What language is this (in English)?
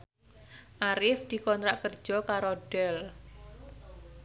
Javanese